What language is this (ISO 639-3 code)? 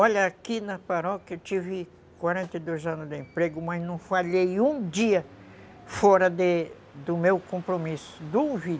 por